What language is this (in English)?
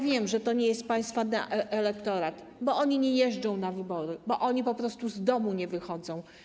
Polish